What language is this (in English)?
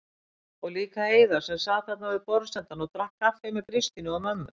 Icelandic